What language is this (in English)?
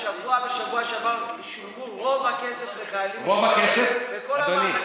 Hebrew